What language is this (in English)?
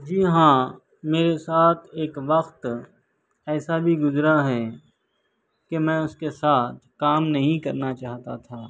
Urdu